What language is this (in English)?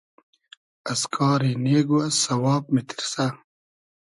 Hazaragi